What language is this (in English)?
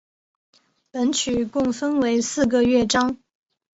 Chinese